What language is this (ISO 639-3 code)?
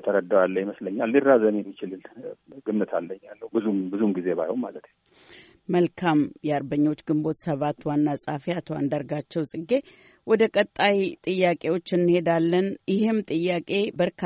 amh